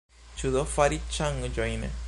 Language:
Esperanto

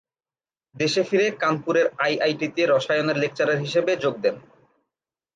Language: Bangla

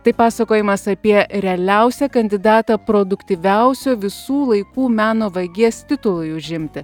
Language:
Lithuanian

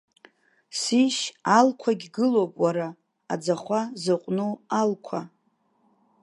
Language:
Abkhazian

